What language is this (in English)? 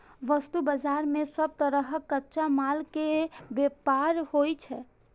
Maithili